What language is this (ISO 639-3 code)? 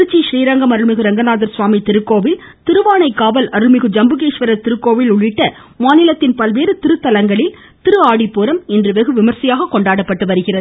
tam